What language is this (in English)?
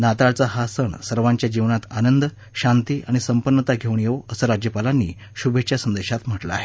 Marathi